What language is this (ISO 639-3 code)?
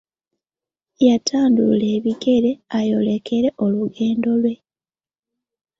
lug